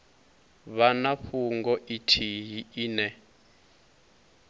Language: Venda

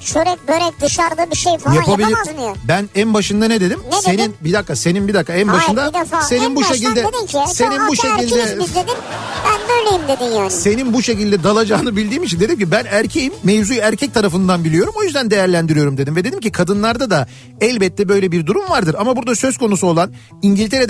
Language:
Turkish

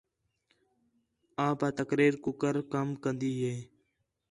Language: Khetrani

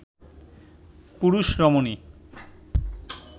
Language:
Bangla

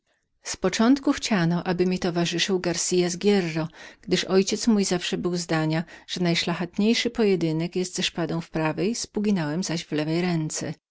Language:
Polish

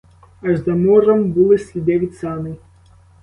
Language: Ukrainian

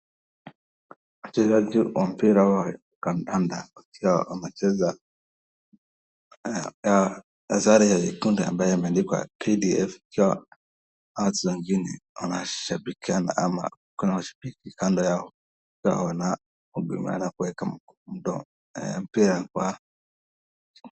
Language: Swahili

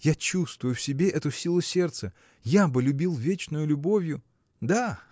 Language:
Russian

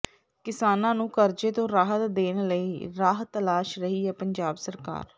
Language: Punjabi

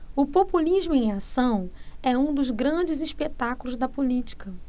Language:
Portuguese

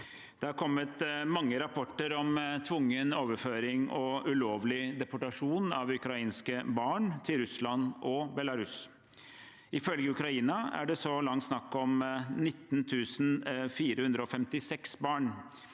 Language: Norwegian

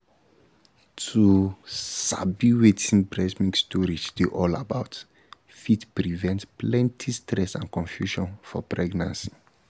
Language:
Nigerian Pidgin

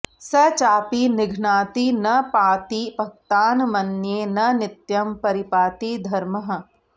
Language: Sanskrit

